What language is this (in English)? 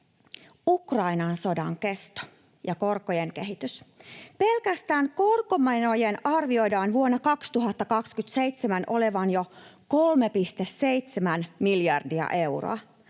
Finnish